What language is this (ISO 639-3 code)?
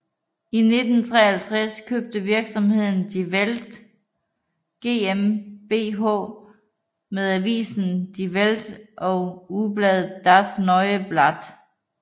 dan